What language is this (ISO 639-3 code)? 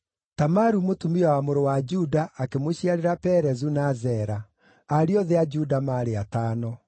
kik